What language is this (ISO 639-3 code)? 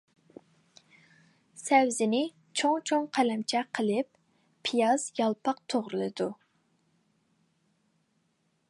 uig